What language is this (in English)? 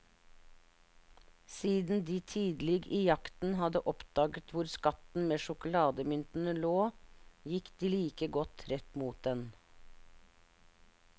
Norwegian